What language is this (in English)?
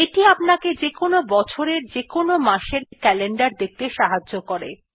Bangla